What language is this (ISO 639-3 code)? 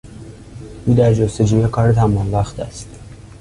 fas